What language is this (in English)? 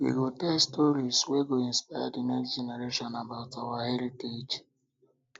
Nigerian Pidgin